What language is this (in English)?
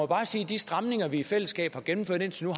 Danish